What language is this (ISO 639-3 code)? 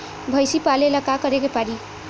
bho